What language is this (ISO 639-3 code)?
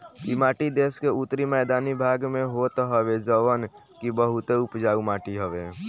bho